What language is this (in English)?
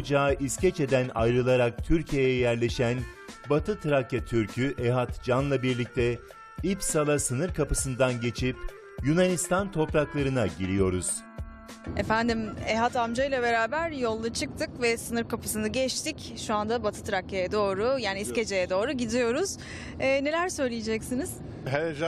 Turkish